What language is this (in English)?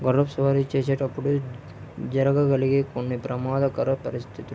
Telugu